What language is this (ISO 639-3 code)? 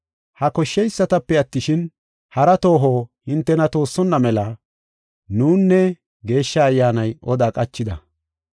gof